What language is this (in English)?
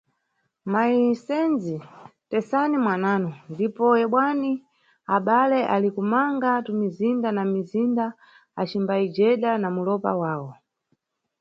Nyungwe